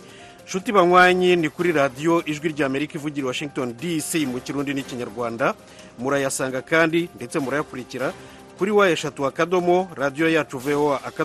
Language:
Swahili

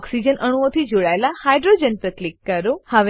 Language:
Gujarati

